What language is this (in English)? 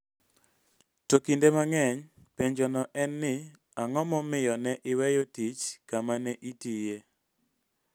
Luo (Kenya and Tanzania)